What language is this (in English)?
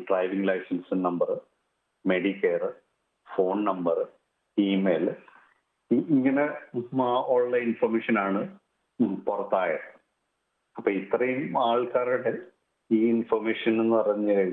Malayalam